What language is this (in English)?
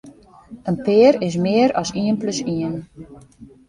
Western Frisian